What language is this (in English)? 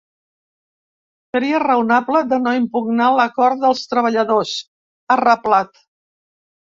Catalan